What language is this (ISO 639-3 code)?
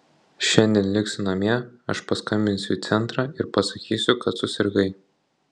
lit